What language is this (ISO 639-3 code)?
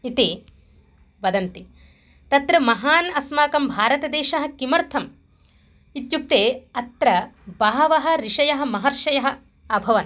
san